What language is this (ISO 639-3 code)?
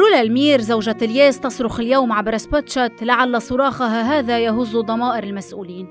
ara